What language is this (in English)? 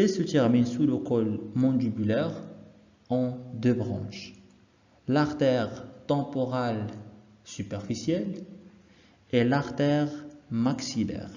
French